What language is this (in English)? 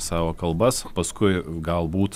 Lithuanian